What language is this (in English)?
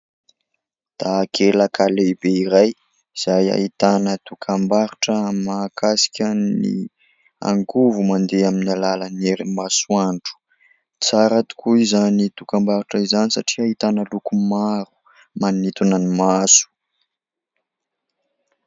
Malagasy